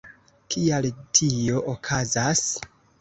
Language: Esperanto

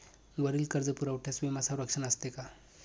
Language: Marathi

